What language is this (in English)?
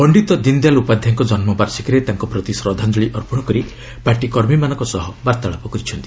Odia